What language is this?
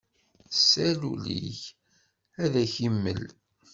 Kabyle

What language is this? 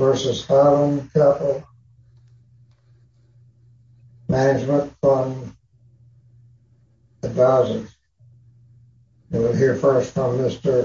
English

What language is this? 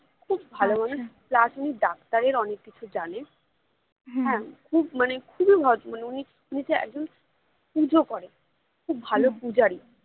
Bangla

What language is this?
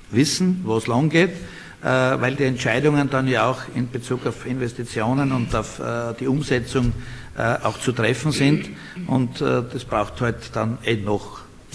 German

